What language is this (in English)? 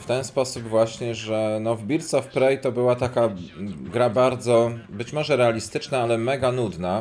Polish